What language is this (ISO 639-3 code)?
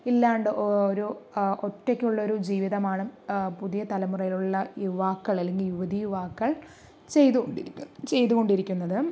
mal